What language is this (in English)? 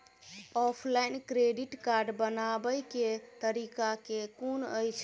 Maithili